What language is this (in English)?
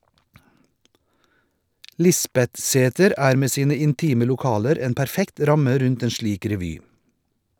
Norwegian